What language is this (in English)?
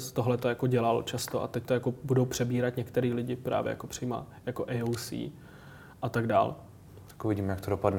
Czech